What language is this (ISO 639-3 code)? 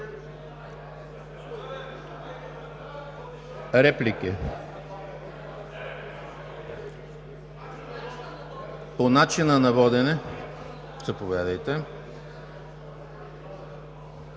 bul